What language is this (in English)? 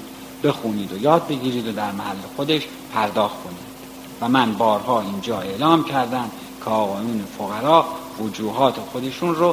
Persian